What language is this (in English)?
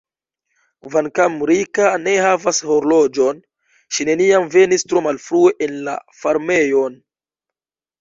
Esperanto